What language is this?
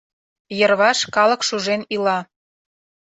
Mari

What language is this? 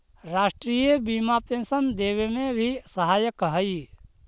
Magahi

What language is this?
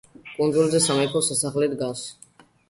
Georgian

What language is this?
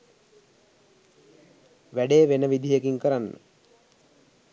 Sinhala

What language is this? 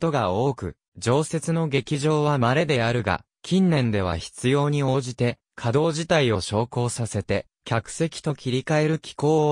Japanese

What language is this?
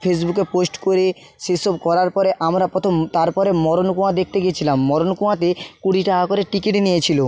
Bangla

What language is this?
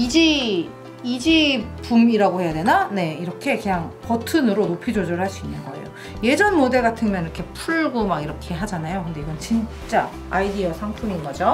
Korean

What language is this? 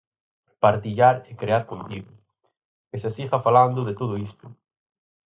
Galician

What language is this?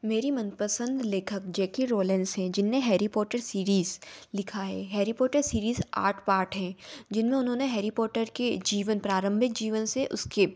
Hindi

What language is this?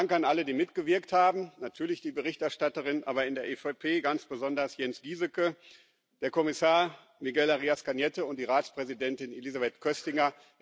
German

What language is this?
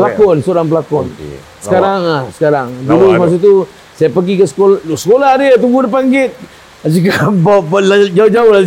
Malay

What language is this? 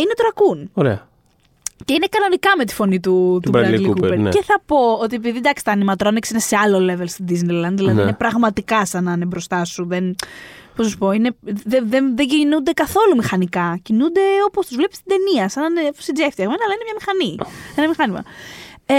Greek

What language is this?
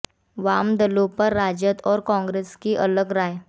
Hindi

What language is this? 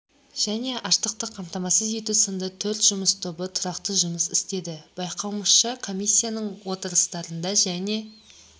Kazakh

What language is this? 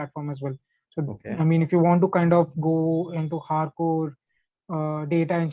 English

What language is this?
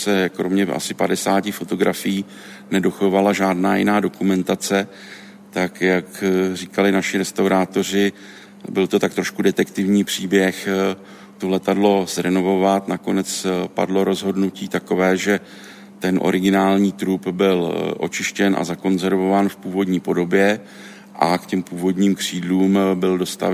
Czech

